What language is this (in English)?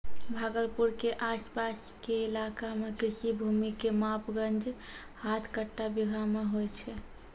Maithili